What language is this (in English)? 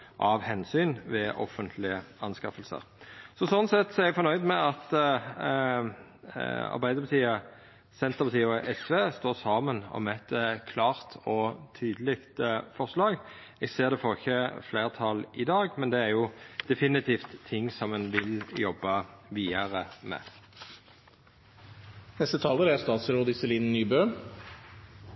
Norwegian